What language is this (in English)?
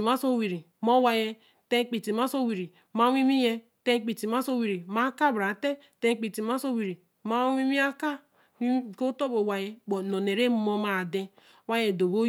Eleme